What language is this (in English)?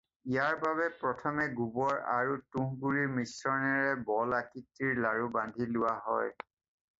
Assamese